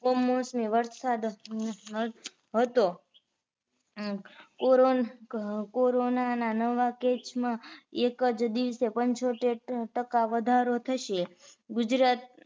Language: Gujarati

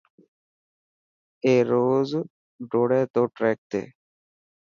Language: Dhatki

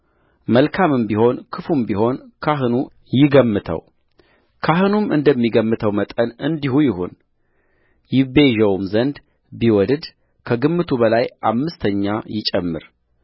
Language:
Amharic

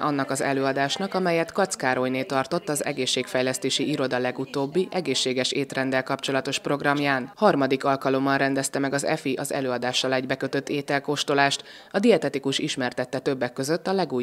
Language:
Hungarian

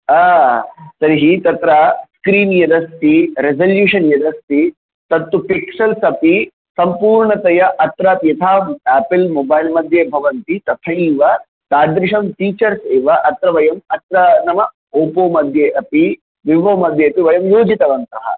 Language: Sanskrit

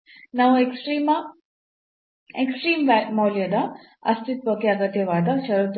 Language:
Kannada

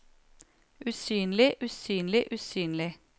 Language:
Norwegian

